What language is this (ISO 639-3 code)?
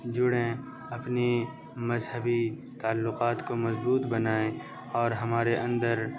urd